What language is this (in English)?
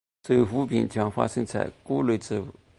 Chinese